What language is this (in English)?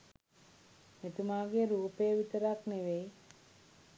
Sinhala